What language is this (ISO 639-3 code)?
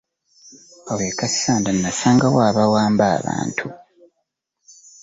lug